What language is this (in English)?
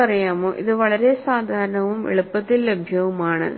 Malayalam